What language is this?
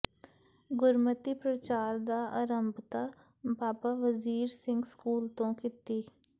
Punjabi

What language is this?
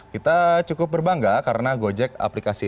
Indonesian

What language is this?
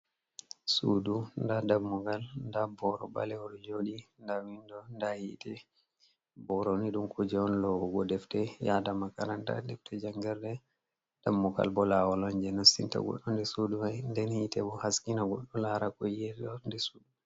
Fula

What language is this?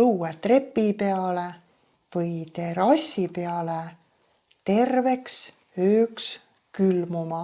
Estonian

